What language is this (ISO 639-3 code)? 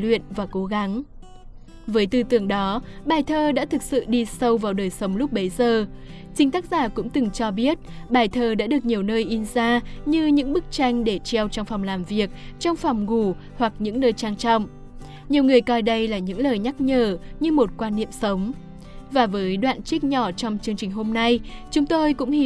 vie